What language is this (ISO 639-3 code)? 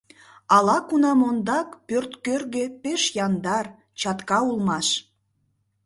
chm